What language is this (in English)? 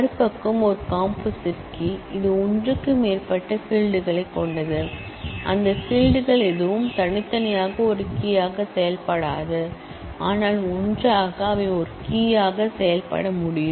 Tamil